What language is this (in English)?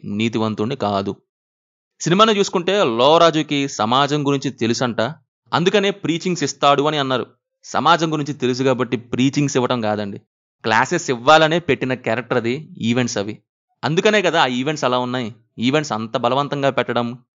Telugu